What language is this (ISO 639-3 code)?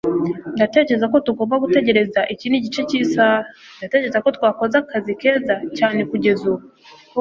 kin